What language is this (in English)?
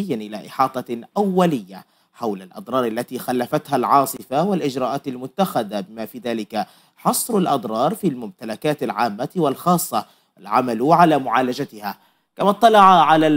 Arabic